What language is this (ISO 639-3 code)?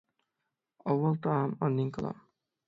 uig